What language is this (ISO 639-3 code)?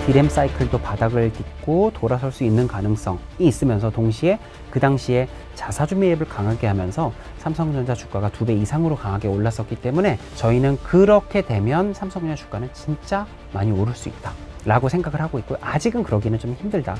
kor